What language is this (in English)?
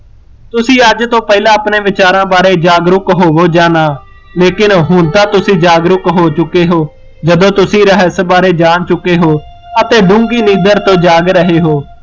Punjabi